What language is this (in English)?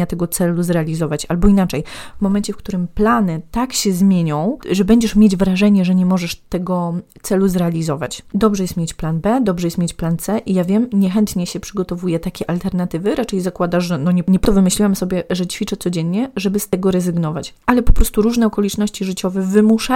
Polish